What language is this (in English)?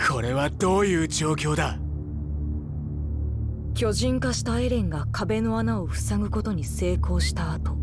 Japanese